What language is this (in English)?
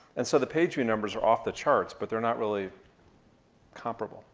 English